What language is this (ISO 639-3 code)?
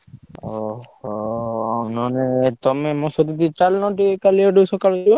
ori